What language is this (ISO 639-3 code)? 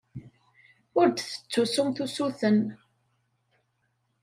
kab